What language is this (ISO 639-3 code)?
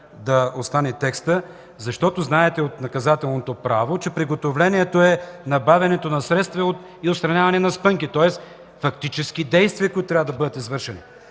bul